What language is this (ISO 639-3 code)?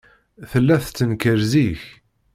kab